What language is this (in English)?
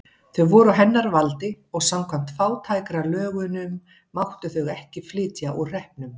Icelandic